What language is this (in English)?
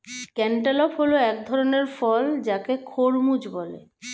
Bangla